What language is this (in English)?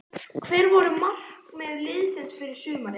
Icelandic